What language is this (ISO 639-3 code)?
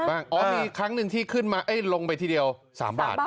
tha